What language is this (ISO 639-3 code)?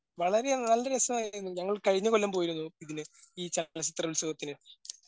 mal